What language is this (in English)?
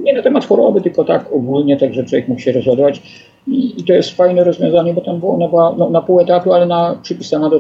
Polish